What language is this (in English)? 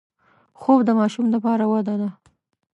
Pashto